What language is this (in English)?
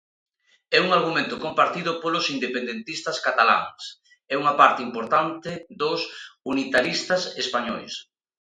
Galician